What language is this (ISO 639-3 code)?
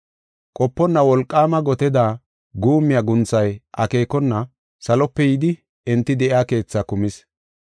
gof